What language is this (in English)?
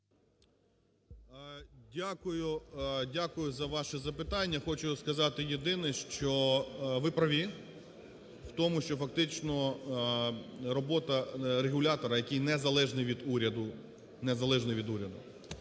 Ukrainian